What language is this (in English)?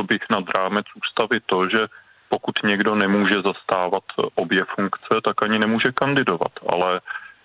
Czech